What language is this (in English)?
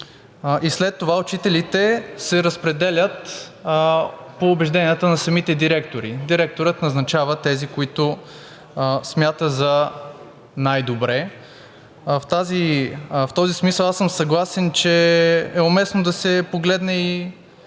Bulgarian